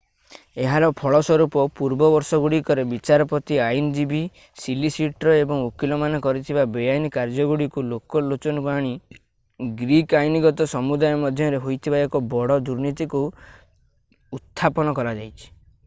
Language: Odia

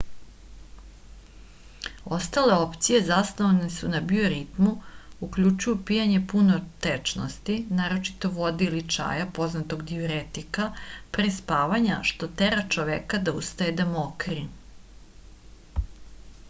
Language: Serbian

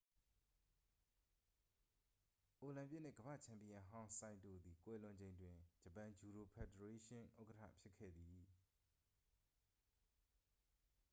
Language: Burmese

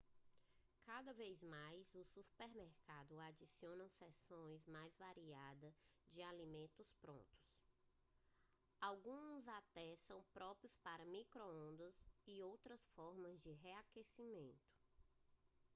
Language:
Portuguese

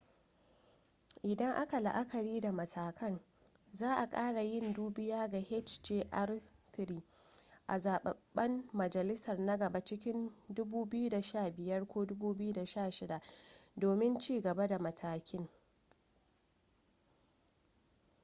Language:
Hausa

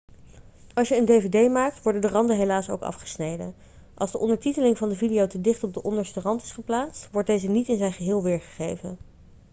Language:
Dutch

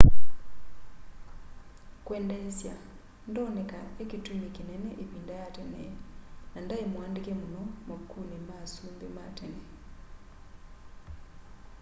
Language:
Kamba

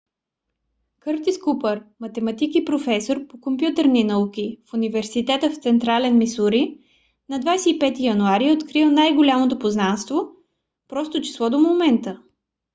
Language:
Bulgarian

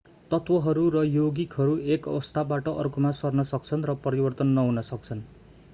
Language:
Nepali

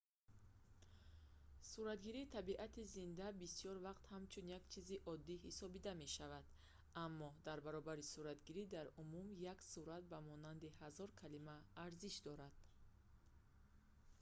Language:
Tajik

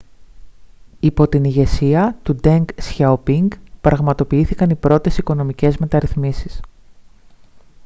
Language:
Greek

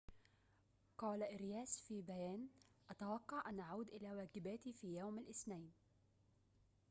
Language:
Arabic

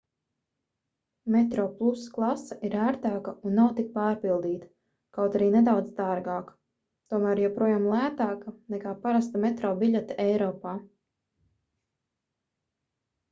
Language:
Latvian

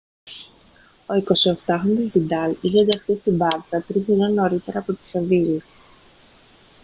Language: Greek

